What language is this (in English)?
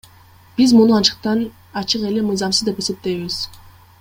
Kyrgyz